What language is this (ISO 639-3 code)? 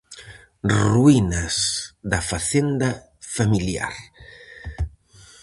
glg